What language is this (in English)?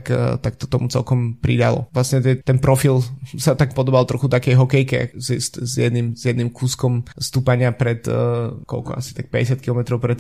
Slovak